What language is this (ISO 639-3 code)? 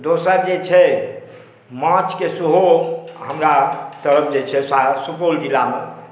mai